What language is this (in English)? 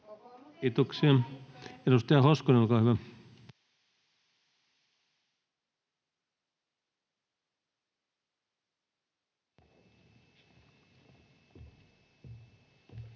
Finnish